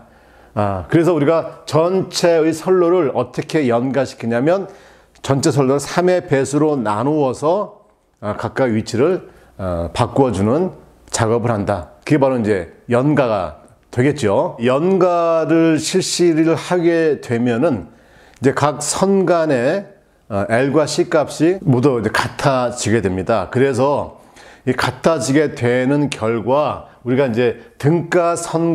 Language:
Korean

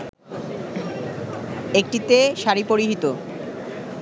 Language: Bangla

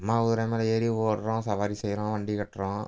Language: Tamil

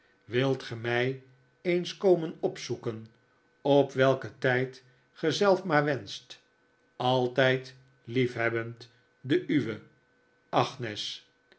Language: Dutch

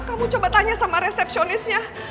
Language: Indonesian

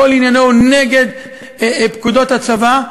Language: Hebrew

